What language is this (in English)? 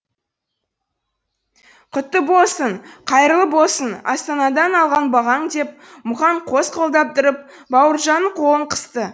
Kazakh